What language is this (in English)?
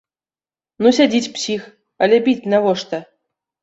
Belarusian